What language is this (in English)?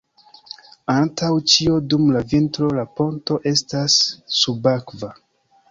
Esperanto